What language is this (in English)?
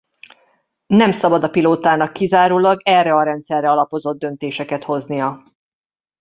Hungarian